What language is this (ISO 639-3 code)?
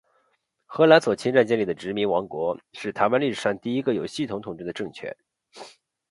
zho